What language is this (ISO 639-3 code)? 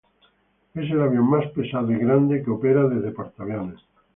spa